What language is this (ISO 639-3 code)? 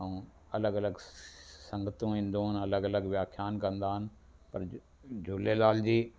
snd